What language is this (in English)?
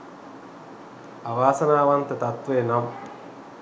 Sinhala